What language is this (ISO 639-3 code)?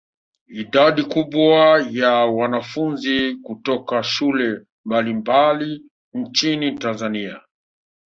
swa